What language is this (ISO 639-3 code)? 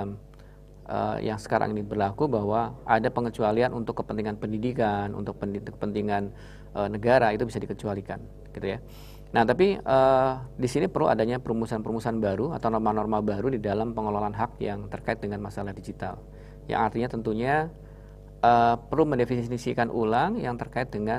ind